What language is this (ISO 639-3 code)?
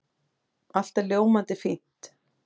isl